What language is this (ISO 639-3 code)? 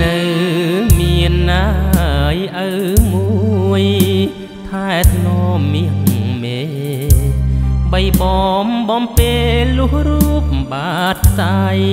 tha